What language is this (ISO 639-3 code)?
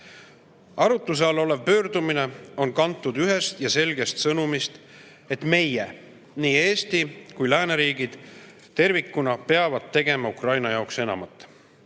est